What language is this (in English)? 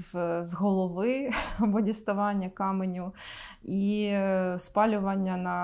Ukrainian